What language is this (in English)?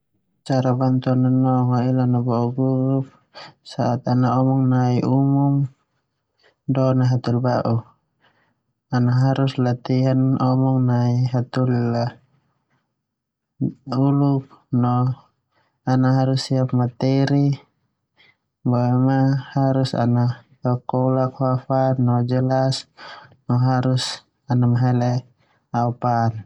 Termanu